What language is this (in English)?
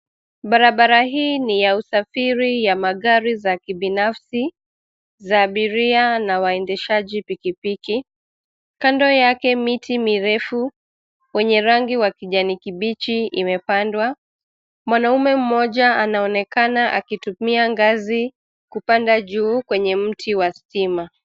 Swahili